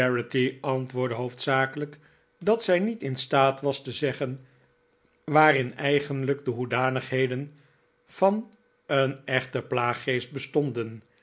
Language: Dutch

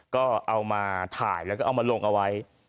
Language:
Thai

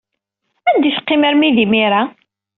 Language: Kabyle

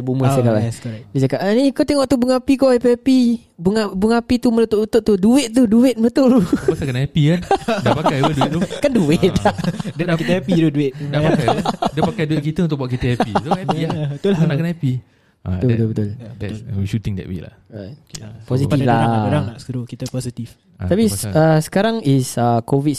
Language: Malay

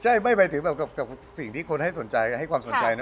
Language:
Thai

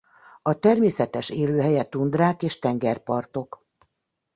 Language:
Hungarian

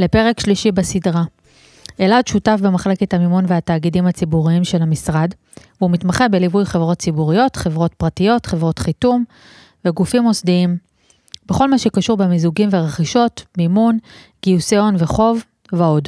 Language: Hebrew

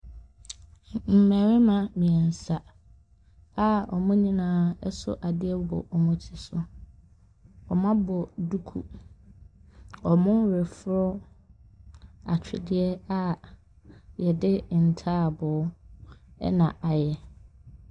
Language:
Akan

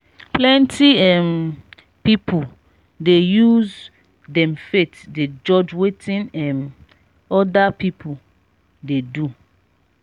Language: Nigerian Pidgin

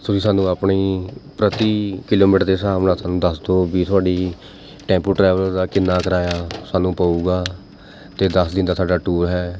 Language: Punjabi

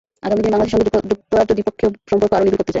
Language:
Bangla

